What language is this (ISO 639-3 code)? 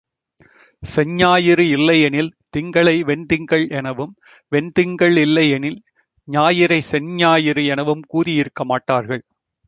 tam